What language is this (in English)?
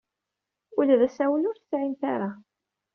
Kabyle